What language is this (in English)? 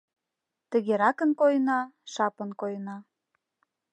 Mari